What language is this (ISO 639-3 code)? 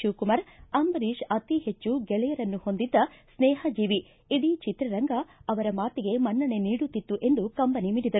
kan